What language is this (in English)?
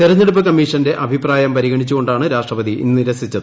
Malayalam